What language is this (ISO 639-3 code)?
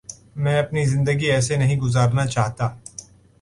urd